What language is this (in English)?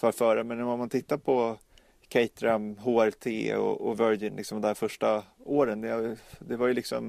Swedish